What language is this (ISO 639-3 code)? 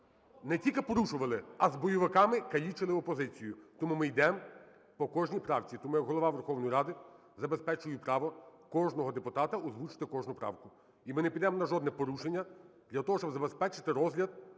ukr